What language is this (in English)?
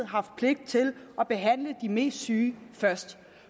Danish